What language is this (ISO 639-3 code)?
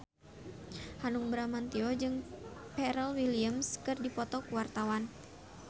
sun